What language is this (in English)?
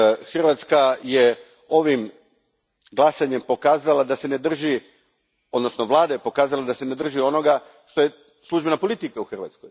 Croatian